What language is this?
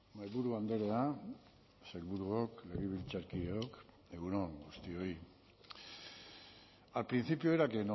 Basque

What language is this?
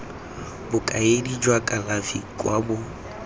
Tswana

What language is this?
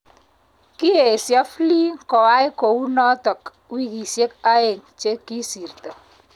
Kalenjin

